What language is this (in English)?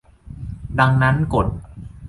Thai